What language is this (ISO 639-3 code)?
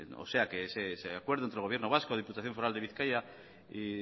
spa